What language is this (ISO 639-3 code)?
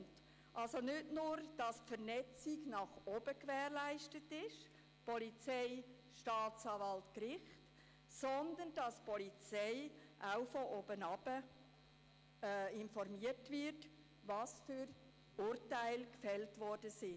gsw